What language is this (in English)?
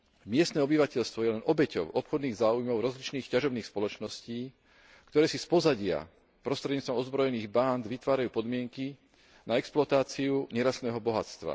Slovak